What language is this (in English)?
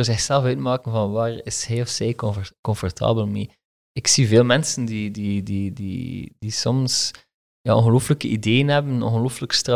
Dutch